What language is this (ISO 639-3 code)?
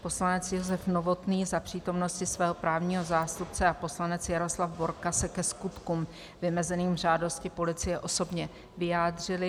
ces